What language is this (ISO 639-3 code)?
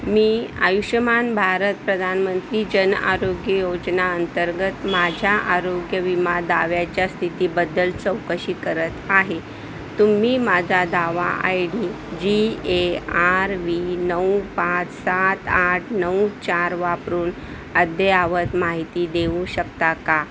mar